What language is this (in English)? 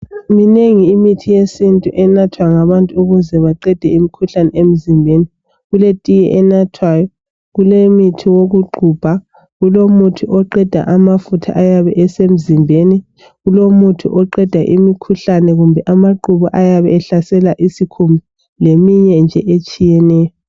North Ndebele